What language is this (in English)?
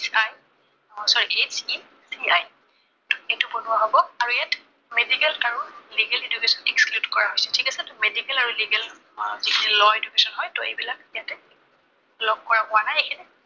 Assamese